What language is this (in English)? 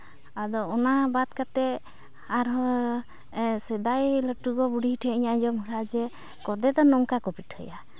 Santali